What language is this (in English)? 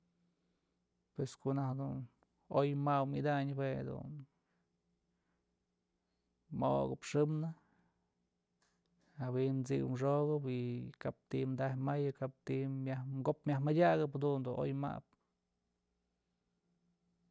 Mazatlán Mixe